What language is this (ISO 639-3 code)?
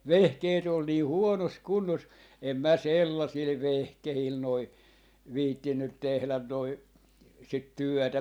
fin